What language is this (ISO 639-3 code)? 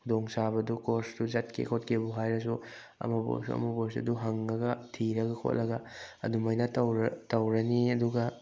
mni